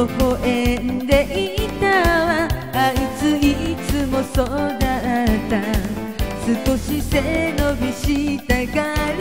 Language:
Vietnamese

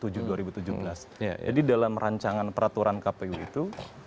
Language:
Indonesian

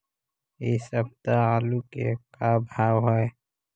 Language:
Magahi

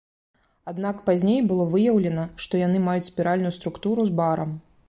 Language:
Belarusian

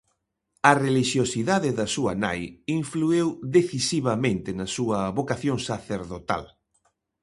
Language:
Galician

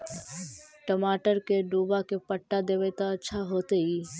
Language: Magahi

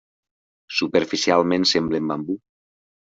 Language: Catalan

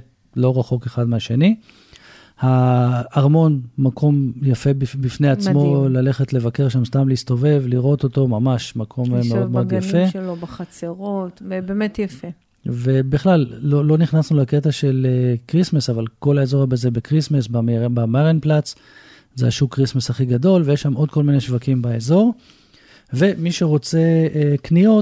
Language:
Hebrew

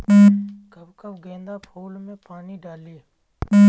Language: Bhojpuri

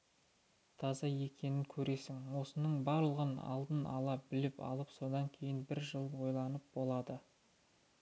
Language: Kazakh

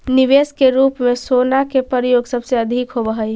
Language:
Magahi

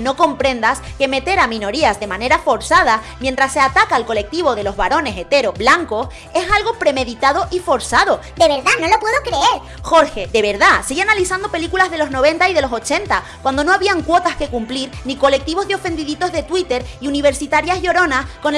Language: Spanish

